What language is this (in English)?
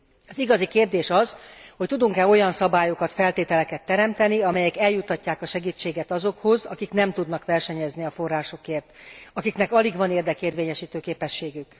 Hungarian